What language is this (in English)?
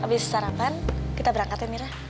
Indonesian